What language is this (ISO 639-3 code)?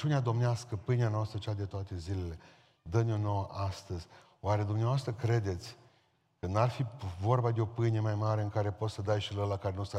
ron